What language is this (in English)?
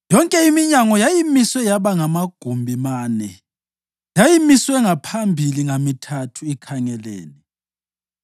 North Ndebele